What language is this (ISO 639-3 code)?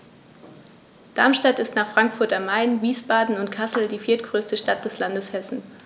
deu